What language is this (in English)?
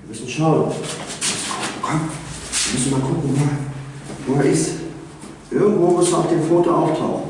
German